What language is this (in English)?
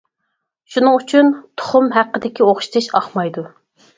Uyghur